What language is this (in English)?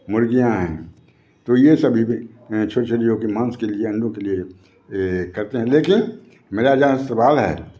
Hindi